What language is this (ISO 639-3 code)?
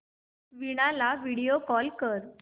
mar